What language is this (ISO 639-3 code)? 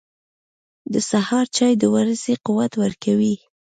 pus